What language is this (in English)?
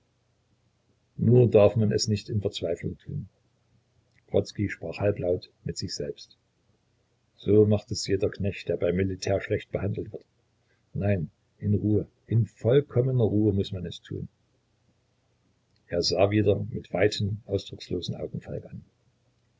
German